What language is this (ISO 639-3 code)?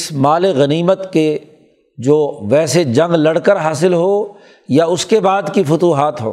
urd